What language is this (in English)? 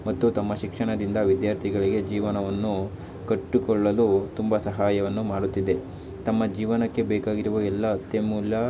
Kannada